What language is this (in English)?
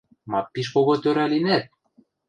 Western Mari